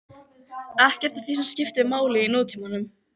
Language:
Icelandic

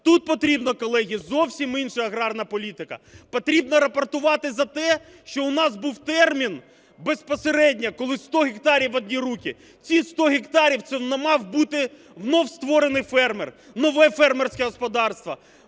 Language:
Ukrainian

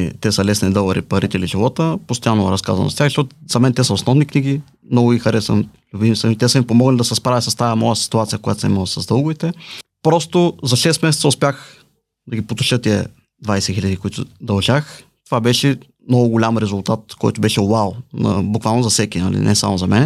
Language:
Bulgarian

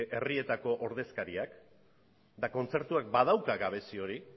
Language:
Basque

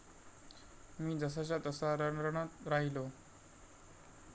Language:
Marathi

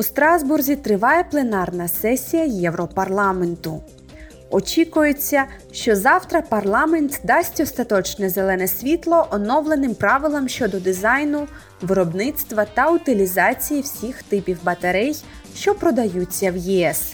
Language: Ukrainian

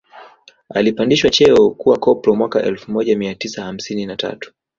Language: Swahili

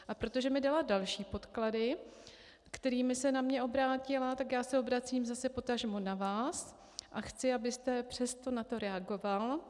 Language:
Czech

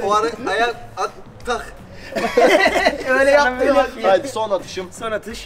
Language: Turkish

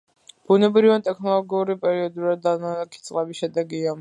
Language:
Georgian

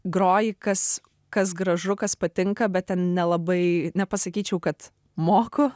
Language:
Lithuanian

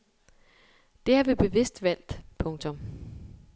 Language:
Danish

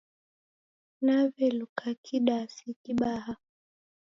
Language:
Taita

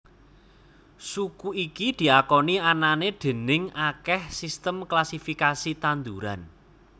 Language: Javanese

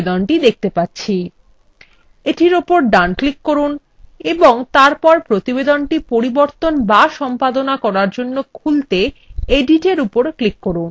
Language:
Bangla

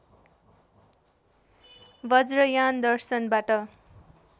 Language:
Nepali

